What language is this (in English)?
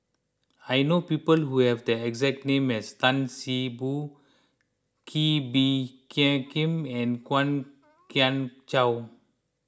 English